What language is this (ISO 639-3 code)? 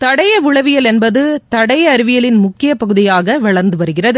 tam